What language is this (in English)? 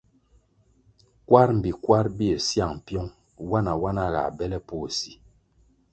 Kwasio